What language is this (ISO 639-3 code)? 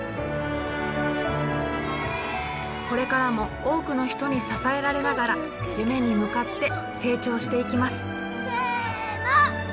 jpn